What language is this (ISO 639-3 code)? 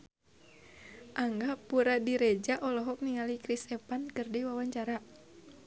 sun